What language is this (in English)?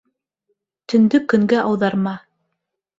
Bashkir